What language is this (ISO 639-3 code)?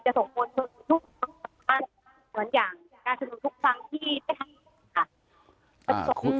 tha